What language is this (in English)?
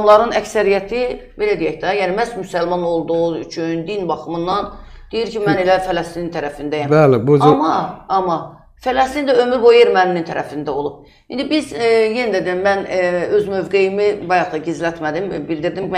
Turkish